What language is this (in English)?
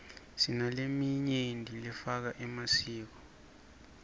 Swati